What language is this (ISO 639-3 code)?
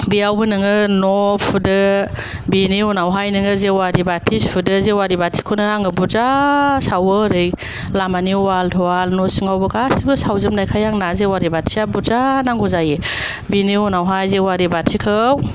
brx